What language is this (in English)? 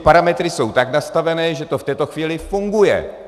Czech